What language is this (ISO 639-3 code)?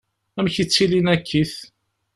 kab